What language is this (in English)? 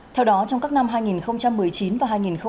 Vietnamese